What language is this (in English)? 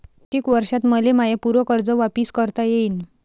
Marathi